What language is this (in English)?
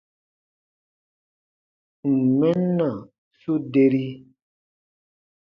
Baatonum